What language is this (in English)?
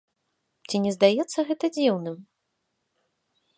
Belarusian